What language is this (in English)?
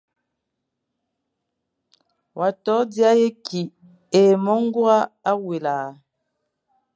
Fang